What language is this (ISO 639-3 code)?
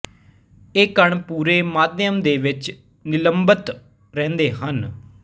pan